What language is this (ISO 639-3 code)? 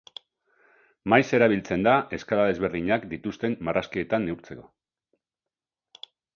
eus